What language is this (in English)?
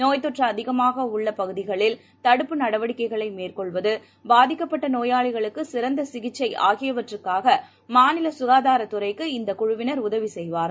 Tamil